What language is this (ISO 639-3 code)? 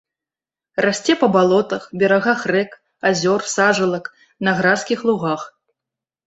bel